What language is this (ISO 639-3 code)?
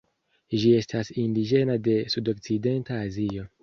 epo